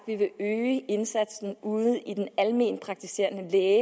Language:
Danish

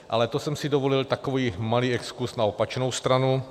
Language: Czech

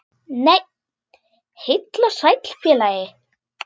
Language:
Icelandic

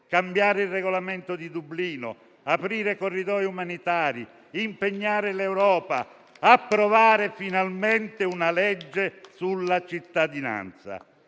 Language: Italian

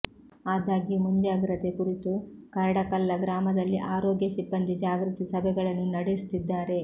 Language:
Kannada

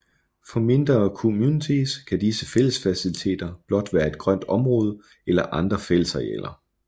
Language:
Danish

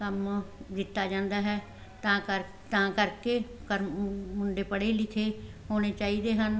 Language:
Punjabi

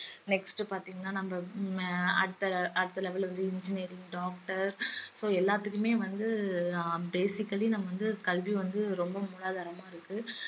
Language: Tamil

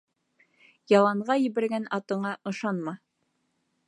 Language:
Bashkir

